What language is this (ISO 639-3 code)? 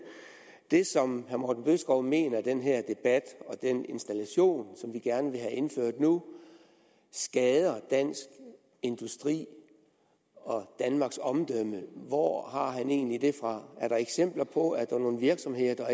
dan